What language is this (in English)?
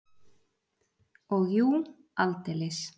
Icelandic